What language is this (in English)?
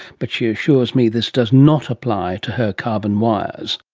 English